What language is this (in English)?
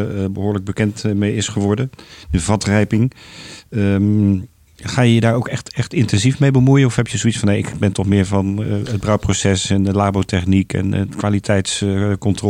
Dutch